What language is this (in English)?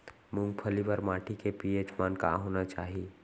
Chhattisgarhi